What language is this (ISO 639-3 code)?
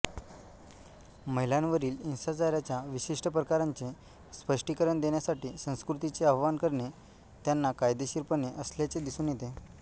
mar